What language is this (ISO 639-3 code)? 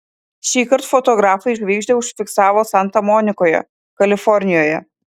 lit